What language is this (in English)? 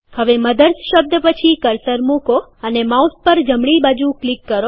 Gujarati